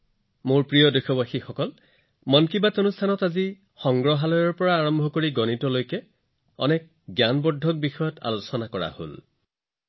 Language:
Assamese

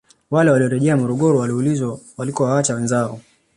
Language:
Swahili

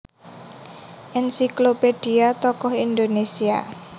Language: Javanese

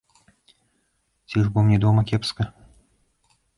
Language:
Belarusian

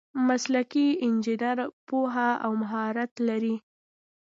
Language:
Pashto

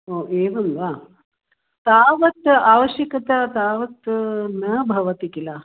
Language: Sanskrit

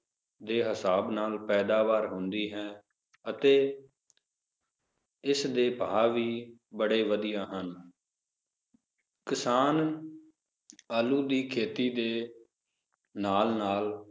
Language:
Punjabi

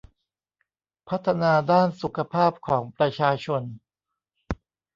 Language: Thai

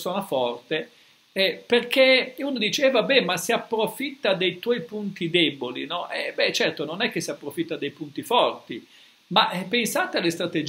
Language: Italian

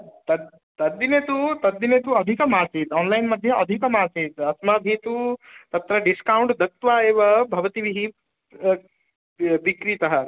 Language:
Sanskrit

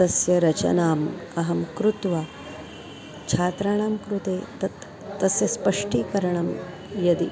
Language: Sanskrit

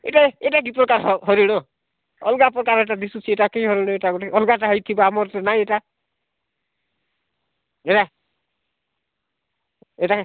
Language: Odia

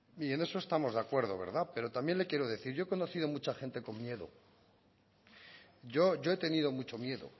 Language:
Spanish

